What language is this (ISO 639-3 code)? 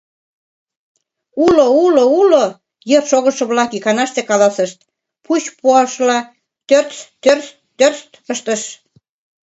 chm